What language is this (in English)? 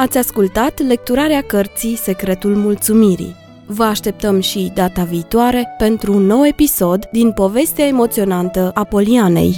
Romanian